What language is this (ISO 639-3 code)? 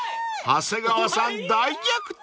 jpn